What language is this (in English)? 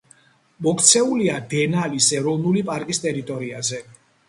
Georgian